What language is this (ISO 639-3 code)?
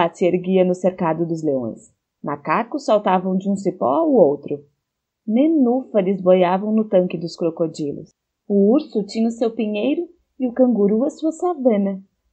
por